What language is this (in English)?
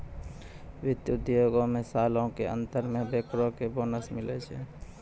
Maithili